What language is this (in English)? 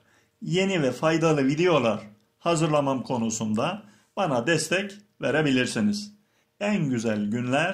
Turkish